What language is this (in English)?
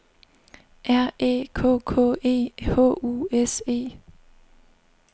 Danish